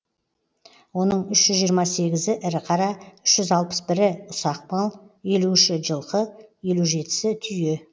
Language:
Kazakh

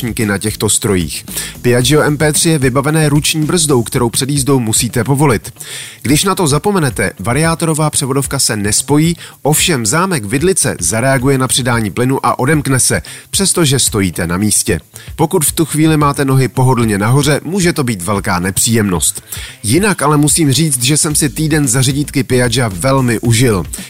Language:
Czech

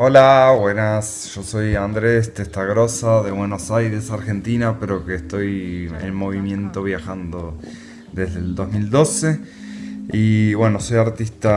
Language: Spanish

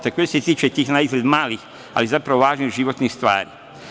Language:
Serbian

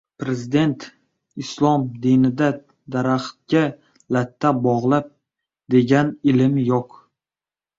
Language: Uzbek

